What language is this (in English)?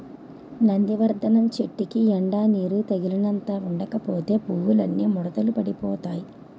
Telugu